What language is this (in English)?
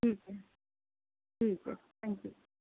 Urdu